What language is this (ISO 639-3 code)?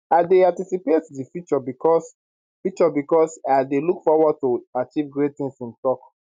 pcm